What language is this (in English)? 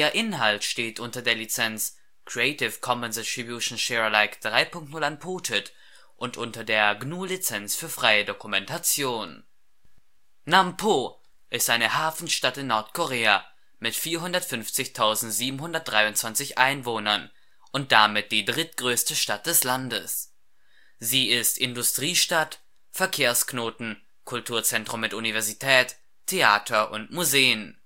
German